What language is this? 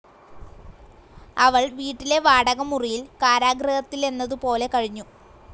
Malayalam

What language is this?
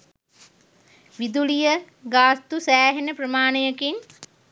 Sinhala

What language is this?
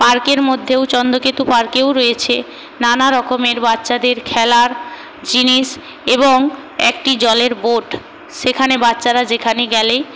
Bangla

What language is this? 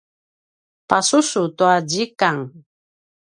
Paiwan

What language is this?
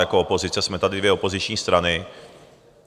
Czech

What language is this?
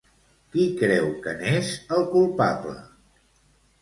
Catalan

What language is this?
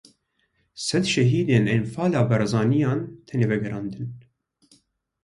Kurdish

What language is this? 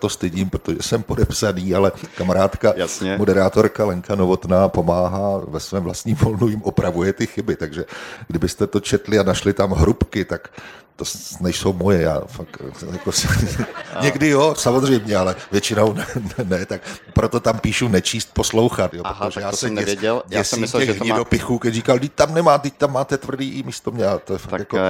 Czech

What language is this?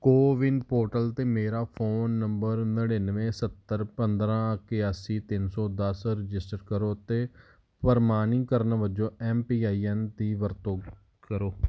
Punjabi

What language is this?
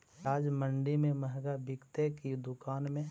Magahi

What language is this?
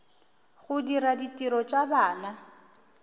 Northern Sotho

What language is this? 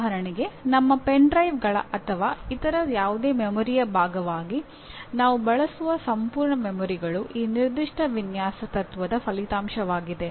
Kannada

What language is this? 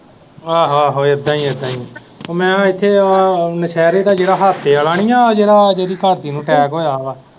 Punjabi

